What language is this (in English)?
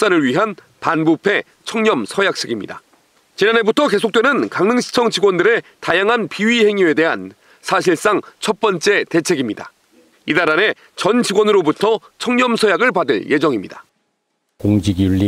Korean